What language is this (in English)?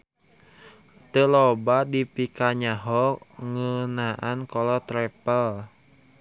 Sundanese